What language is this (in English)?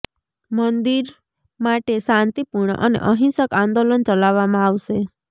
Gujarati